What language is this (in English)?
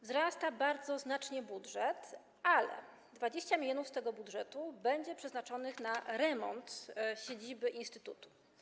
Polish